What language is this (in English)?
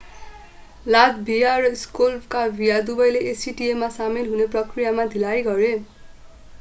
Nepali